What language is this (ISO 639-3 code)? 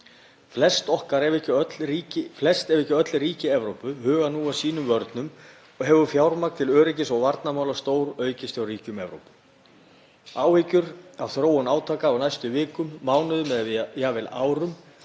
isl